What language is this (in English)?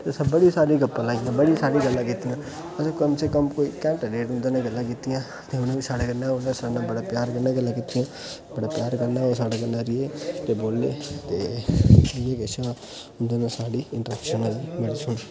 Dogri